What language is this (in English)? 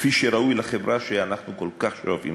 Hebrew